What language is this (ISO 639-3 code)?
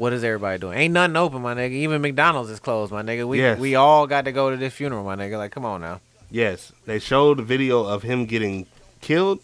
eng